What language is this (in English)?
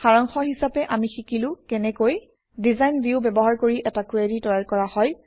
Assamese